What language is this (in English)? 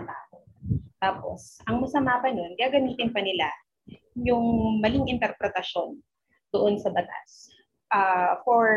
Filipino